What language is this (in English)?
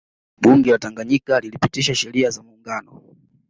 Swahili